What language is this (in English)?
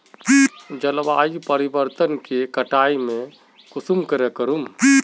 Magahi